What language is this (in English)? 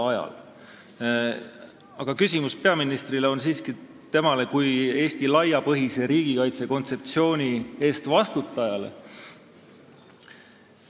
Estonian